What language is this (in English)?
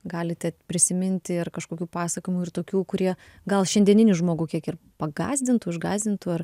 Lithuanian